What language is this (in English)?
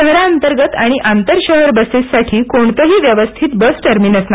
Marathi